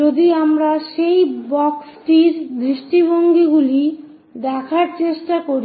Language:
Bangla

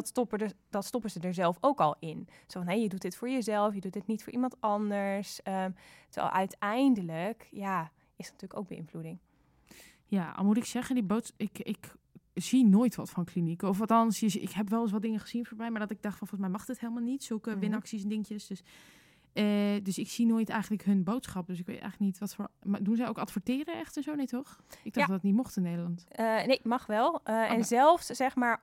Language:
Dutch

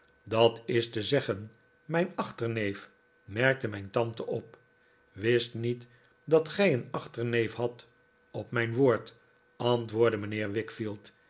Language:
Dutch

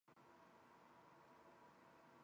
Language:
Uzbek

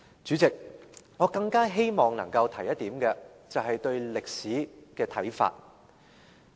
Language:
Cantonese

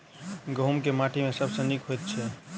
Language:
Maithili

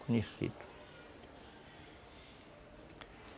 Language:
Portuguese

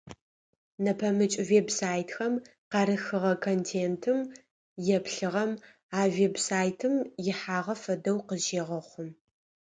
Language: Adyghe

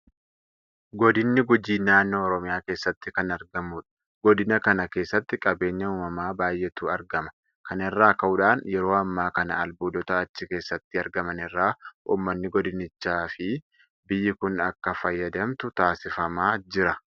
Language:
Oromo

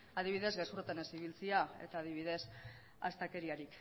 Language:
Basque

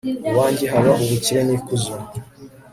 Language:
Kinyarwanda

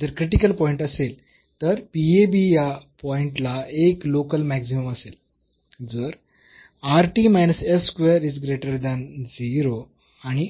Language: Marathi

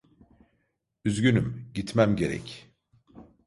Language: Turkish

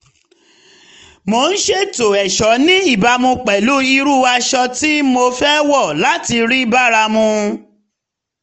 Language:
Yoruba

